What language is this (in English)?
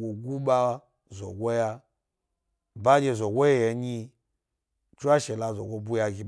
Gbari